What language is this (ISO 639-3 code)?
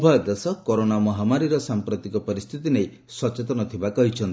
ori